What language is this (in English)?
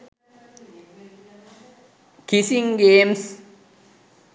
Sinhala